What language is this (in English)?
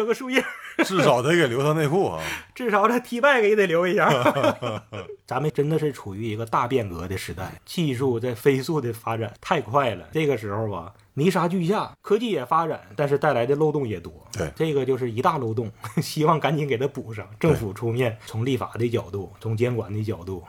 Chinese